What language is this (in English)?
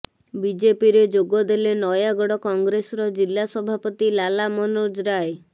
Odia